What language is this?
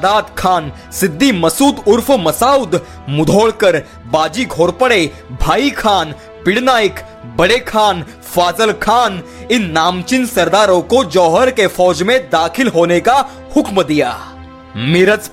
Hindi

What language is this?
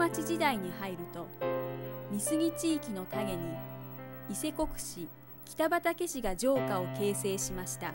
Japanese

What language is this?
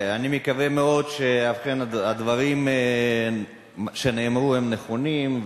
Hebrew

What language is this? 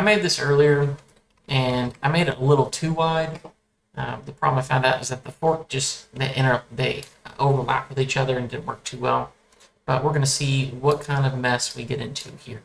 English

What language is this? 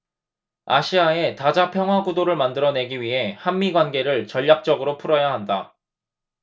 Korean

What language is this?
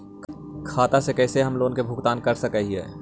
Magahi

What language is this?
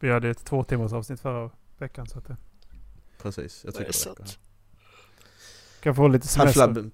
Swedish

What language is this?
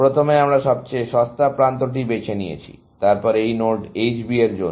Bangla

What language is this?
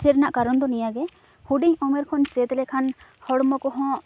Santali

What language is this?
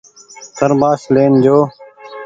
Goaria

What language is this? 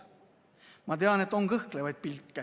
Estonian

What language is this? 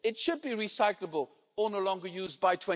English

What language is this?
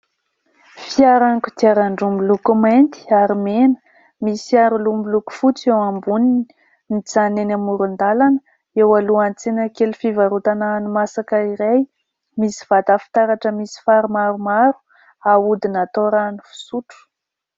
Malagasy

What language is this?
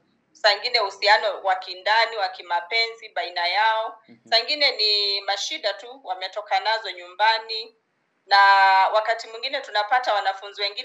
Swahili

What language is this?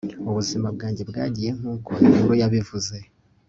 Kinyarwanda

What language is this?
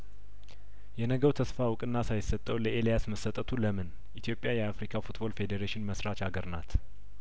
Amharic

